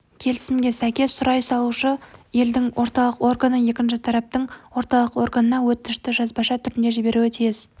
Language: Kazakh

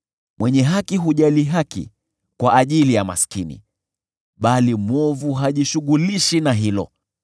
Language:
Swahili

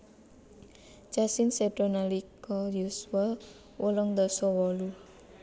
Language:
Javanese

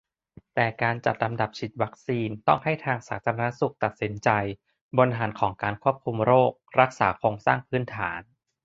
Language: Thai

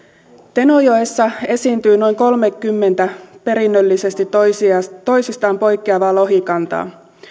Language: Finnish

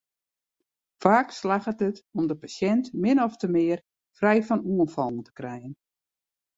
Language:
Western Frisian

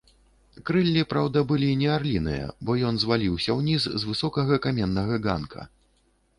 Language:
Belarusian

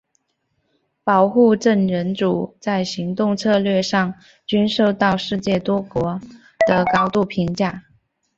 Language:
Chinese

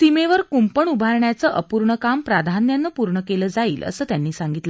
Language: Marathi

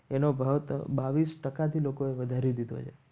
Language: Gujarati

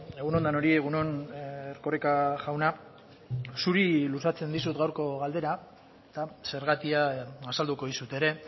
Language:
Basque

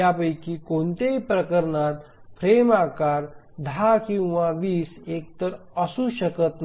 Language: Marathi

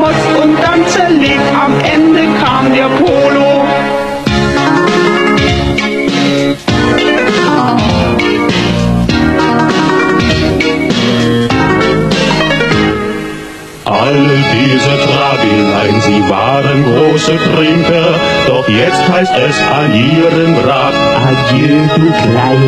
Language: German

